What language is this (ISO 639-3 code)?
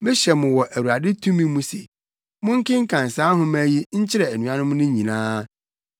aka